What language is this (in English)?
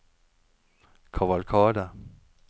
Norwegian